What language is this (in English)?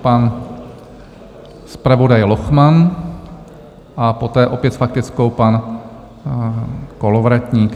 Czech